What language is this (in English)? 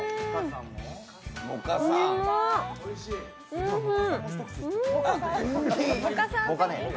Japanese